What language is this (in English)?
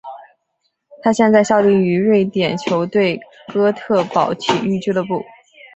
Chinese